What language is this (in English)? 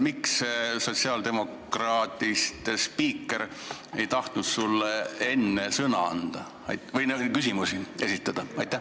Estonian